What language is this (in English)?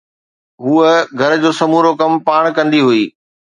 Sindhi